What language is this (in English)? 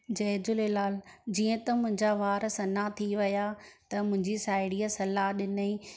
Sindhi